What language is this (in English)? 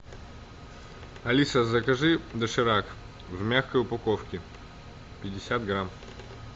Russian